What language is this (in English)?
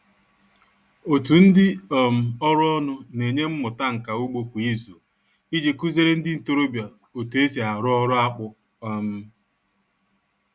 Igbo